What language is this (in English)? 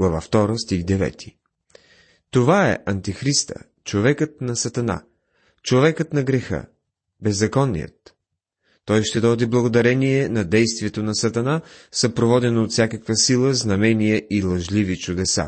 Bulgarian